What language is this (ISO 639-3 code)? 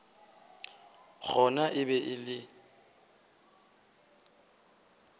nso